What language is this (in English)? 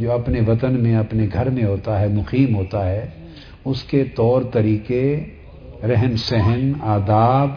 Urdu